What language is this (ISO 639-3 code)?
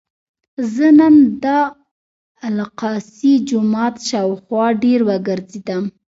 pus